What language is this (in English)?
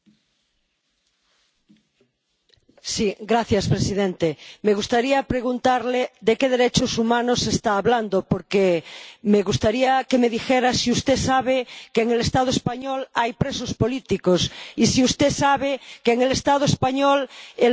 Spanish